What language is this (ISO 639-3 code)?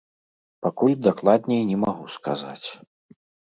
bel